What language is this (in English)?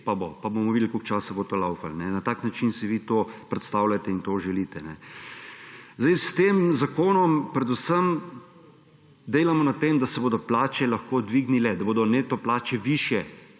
Slovenian